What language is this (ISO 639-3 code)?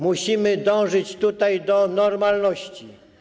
pol